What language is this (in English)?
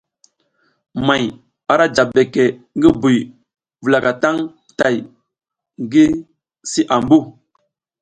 South Giziga